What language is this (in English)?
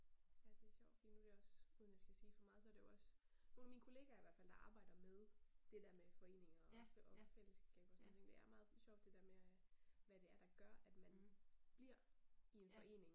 Danish